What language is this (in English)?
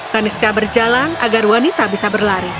Indonesian